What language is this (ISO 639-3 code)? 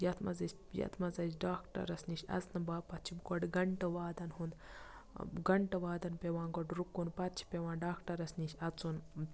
kas